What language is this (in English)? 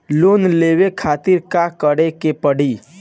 Bhojpuri